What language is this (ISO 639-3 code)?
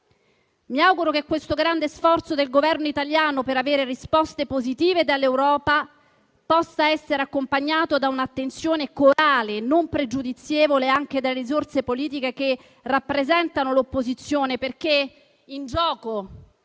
ita